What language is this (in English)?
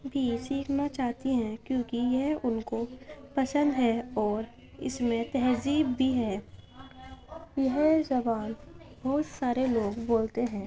Urdu